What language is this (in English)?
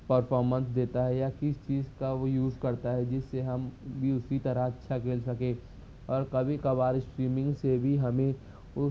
Urdu